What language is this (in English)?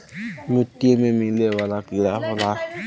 Bhojpuri